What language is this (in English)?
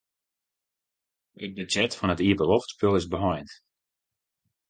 Western Frisian